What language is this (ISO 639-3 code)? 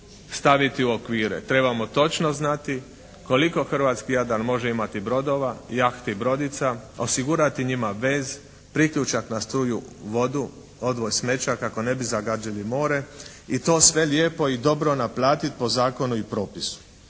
hrv